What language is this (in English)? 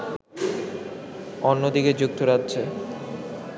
Bangla